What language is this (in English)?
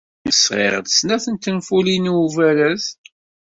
Kabyle